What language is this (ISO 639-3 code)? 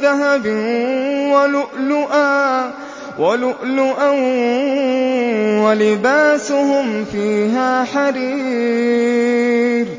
ara